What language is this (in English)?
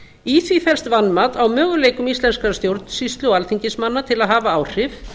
Icelandic